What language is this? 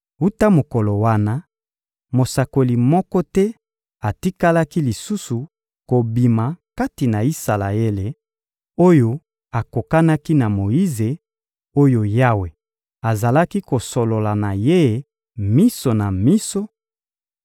Lingala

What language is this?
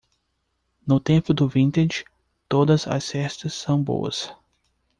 Portuguese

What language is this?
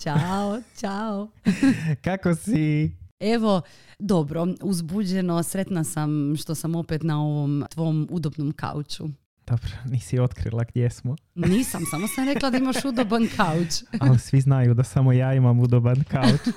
Croatian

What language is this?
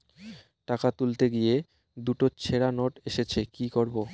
Bangla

